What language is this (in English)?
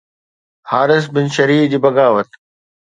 Sindhi